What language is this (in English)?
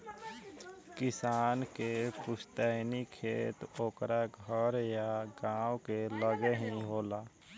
Bhojpuri